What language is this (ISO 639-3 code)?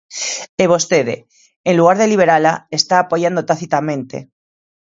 glg